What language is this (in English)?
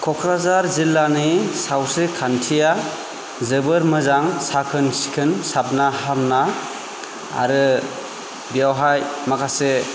Bodo